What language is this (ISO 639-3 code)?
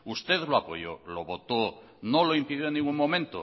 spa